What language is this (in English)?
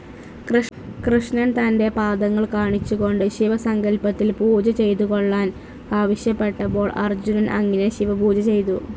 Malayalam